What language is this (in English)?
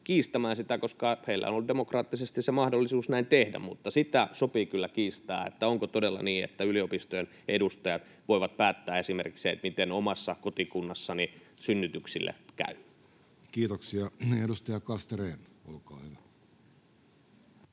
Finnish